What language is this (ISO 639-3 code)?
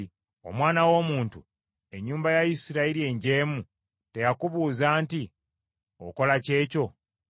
lug